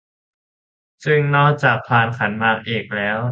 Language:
Thai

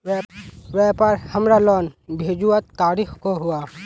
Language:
Magahi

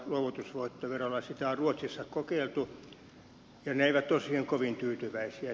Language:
Finnish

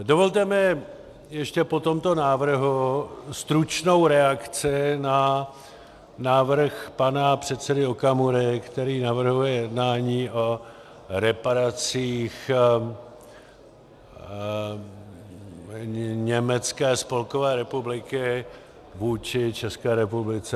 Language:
Czech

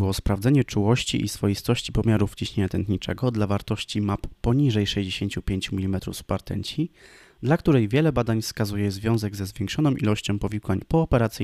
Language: Polish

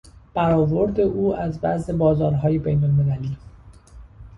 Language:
Persian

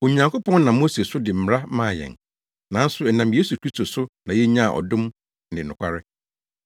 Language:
Akan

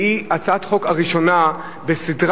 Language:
Hebrew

